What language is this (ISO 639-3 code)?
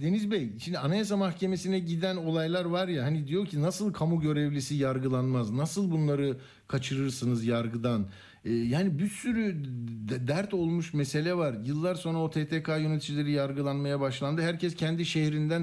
tur